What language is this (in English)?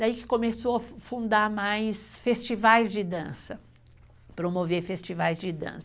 Portuguese